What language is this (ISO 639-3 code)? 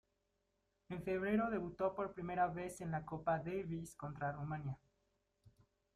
spa